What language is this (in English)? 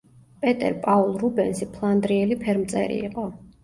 Georgian